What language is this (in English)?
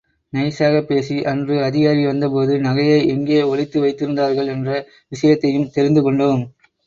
Tamil